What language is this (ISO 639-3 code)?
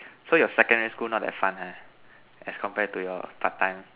eng